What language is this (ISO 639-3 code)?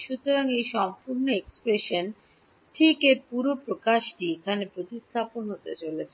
ben